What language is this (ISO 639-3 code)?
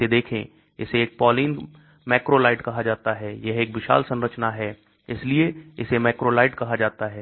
hin